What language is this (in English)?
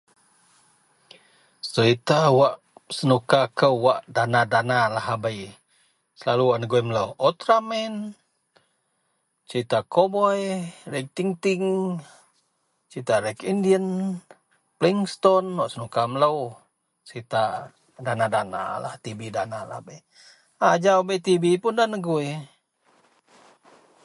Central Melanau